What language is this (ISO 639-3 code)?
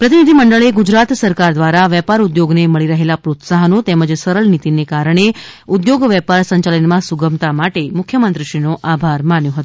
guj